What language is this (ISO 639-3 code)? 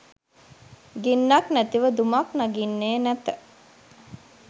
sin